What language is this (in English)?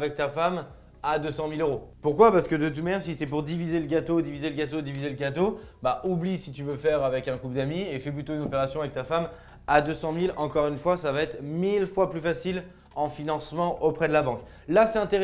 French